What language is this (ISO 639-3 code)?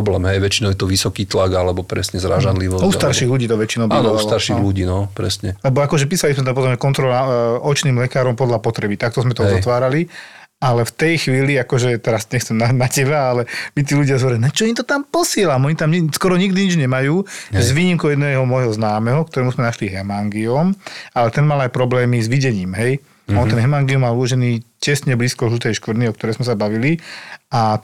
slk